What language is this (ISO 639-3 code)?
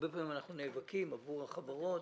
heb